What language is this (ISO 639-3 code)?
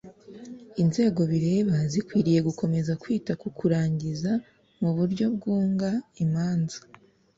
kin